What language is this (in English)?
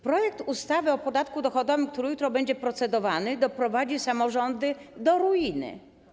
Polish